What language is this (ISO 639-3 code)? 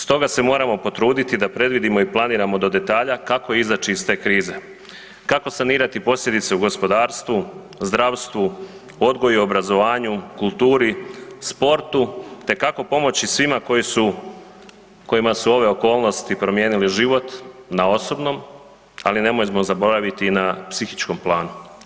hrv